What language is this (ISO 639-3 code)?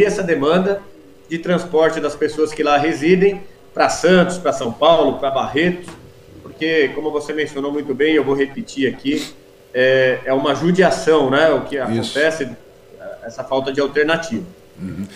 por